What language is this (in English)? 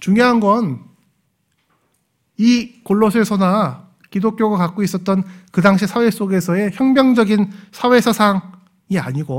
Korean